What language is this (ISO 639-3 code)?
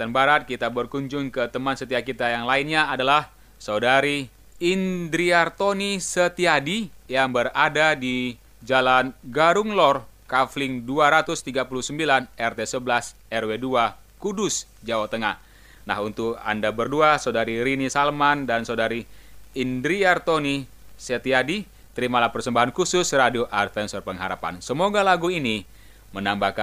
ind